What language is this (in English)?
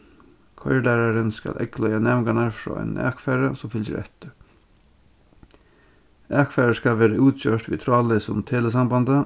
Faroese